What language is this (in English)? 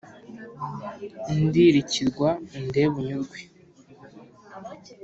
Kinyarwanda